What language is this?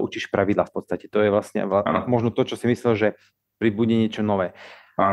Slovak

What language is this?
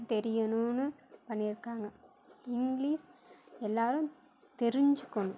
Tamil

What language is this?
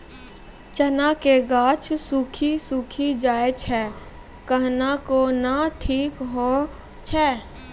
Maithili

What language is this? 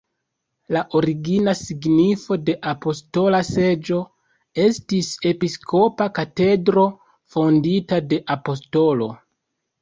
Esperanto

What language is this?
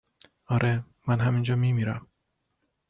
Persian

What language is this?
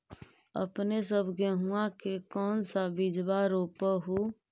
Magahi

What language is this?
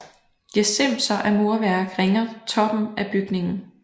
Danish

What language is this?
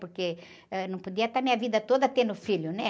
Portuguese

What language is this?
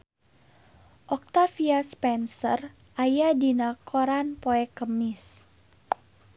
Sundanese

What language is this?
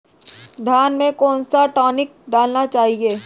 Hindi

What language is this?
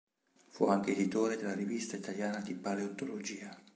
Italian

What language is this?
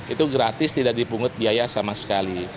Indonesian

